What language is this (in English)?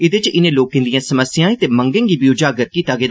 Dogri